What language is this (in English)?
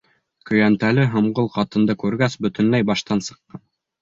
Bashkir